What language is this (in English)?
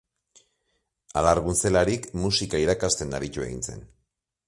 Basque